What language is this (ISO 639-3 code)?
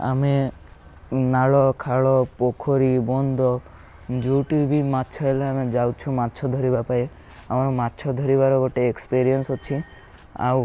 ori